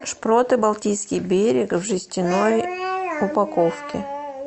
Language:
Russian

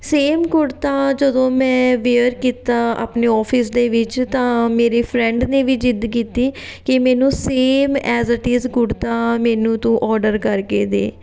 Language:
Punjabi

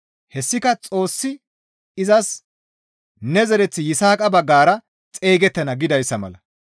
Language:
Gamo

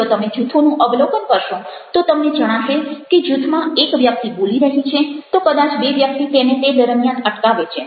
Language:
Gujarati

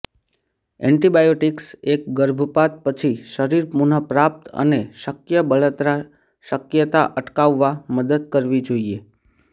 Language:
Gujarati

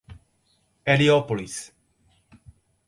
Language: Portuguese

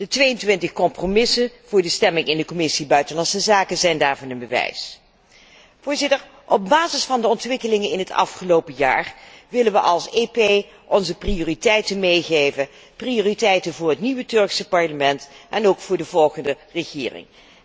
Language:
Dutch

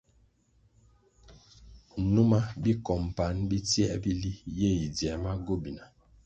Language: Kwasio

